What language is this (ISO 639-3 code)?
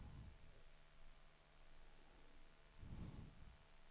swe